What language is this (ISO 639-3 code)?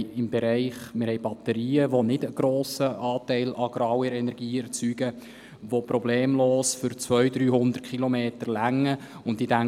gsw